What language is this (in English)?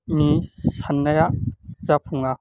Bodo